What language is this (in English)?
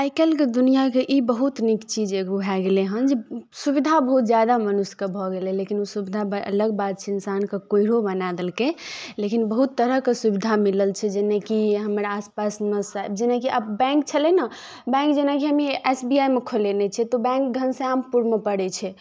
Maithili